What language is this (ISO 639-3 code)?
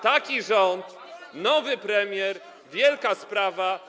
pol